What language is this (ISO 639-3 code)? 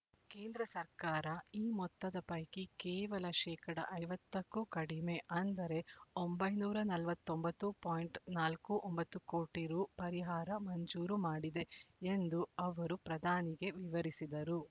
kan